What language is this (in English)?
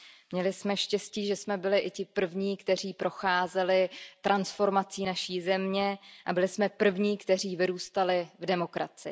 Czech